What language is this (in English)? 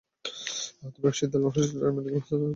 Bangla